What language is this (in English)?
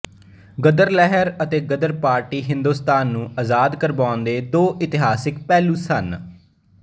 Punjabi